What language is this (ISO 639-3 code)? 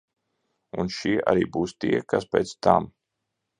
lav